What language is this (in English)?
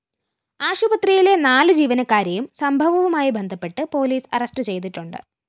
Malayalam